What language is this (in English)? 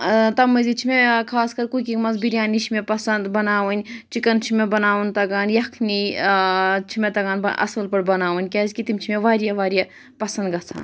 Kashmiri